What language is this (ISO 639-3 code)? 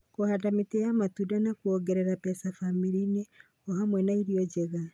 kik